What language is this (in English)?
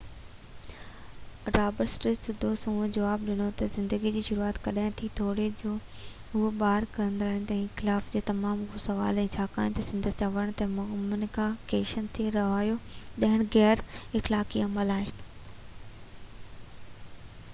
Sindhi